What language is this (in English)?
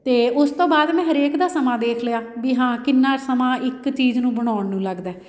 Punjabi